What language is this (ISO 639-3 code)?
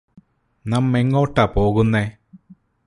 mal